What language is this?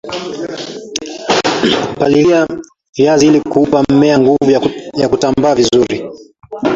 Swahili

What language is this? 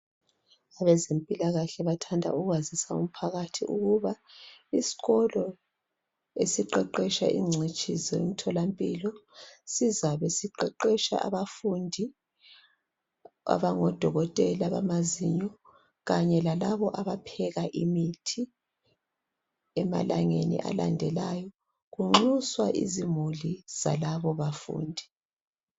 North Ndebele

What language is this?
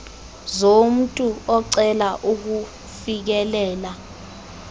Xhosa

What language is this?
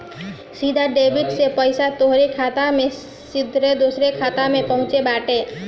Bhojpuri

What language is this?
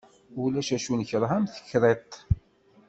Kabyle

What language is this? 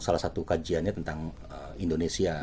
Indonesian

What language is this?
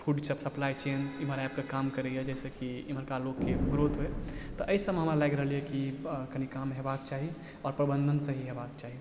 Maithili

